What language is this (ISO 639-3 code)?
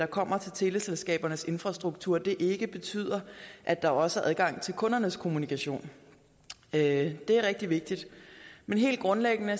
dan